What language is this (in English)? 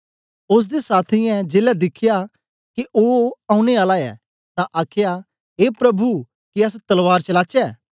Dogri